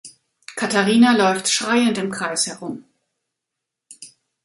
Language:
German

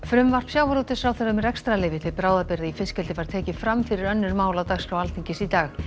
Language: Icelandic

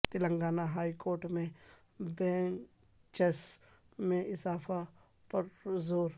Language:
Urdu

